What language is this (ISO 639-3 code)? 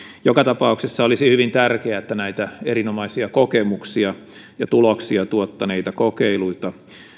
fin